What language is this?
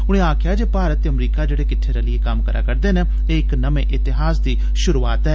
Dogri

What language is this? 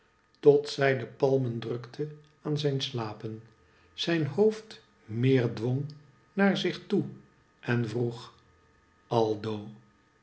Dutch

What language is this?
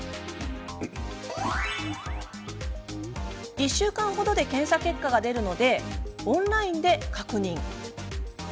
Japanese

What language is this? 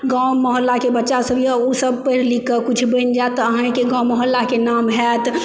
Maithili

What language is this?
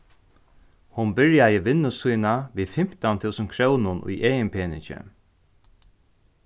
Faroese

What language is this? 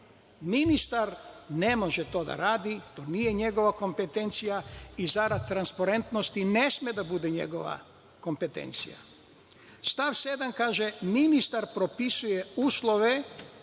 Serbian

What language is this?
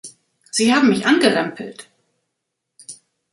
German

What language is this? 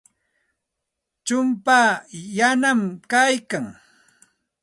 Santa Ana de Tusi Pasco Quechua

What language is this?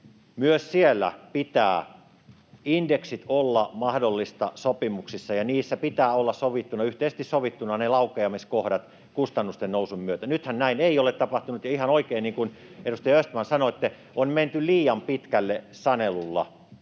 Finnish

